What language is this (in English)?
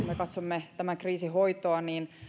Finnish